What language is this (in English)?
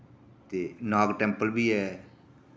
Dogri